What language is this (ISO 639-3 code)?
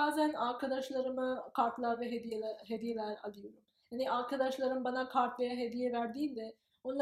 tur